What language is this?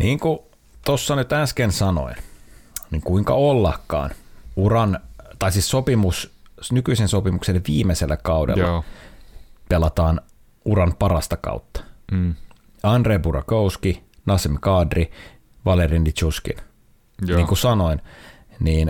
Finnish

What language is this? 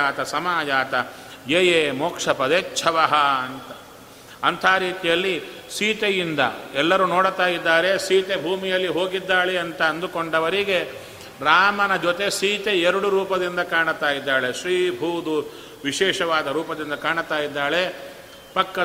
Kannada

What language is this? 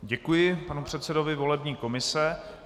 Czech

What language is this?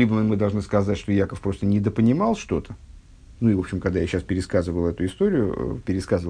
Russian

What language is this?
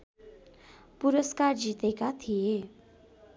Nepali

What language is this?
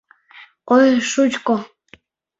Mari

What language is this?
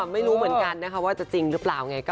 Thai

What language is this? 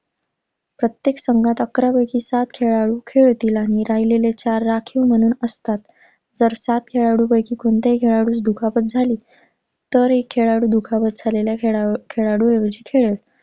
Marathi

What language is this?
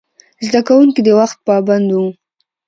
Pashto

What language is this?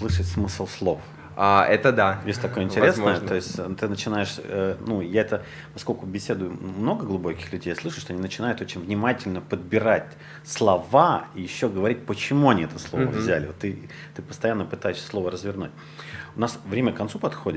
Russian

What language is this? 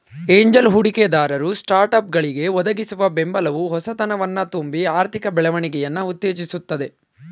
Kannada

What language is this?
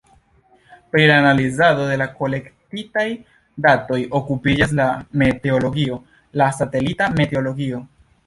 Esperanto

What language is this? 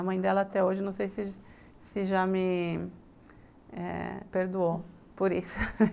Portuguese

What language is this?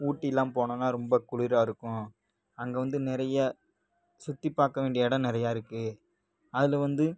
Tamil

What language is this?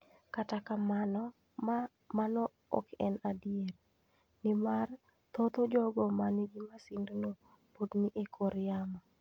Luo (Kenya and Tanzania)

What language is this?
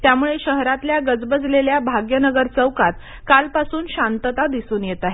Marathi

